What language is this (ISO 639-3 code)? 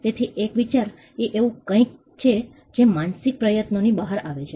guj